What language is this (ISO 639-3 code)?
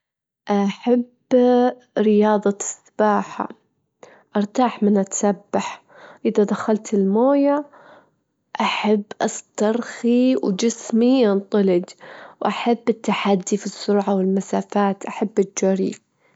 afb